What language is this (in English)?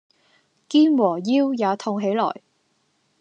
Cantonese